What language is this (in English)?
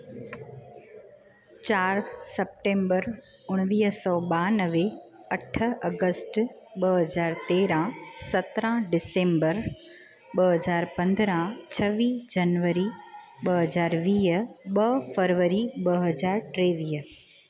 Sindhi